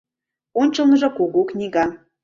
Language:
Mari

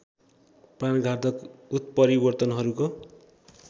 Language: Nepali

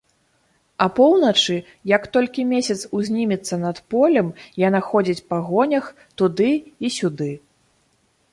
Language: Belarusian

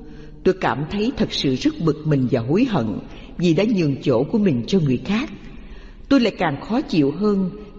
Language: Vietnamese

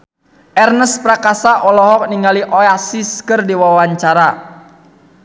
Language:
Sundanese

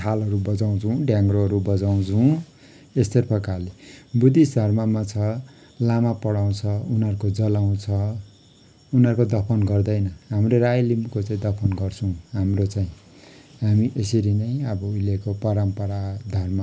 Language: Nepali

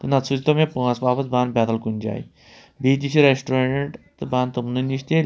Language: Kashmiri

